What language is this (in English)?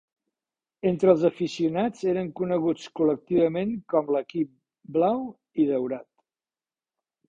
Catalan